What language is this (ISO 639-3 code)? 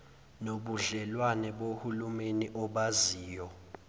zul